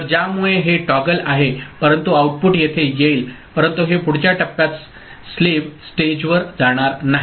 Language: Marathi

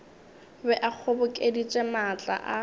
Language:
Northern Sotho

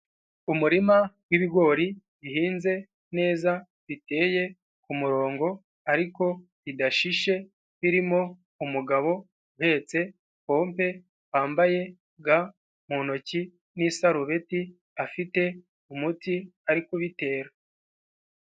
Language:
Kinyarwanda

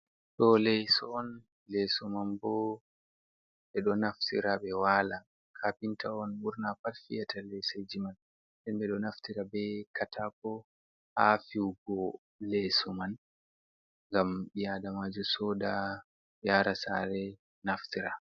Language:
Fula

